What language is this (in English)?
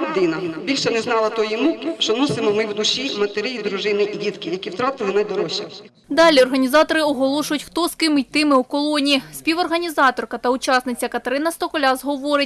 Ukrainian